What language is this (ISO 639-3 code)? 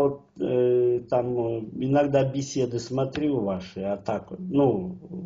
rus